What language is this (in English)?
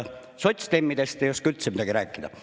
Estonian